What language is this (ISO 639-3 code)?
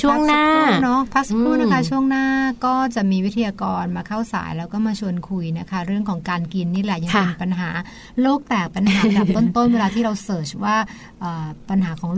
tha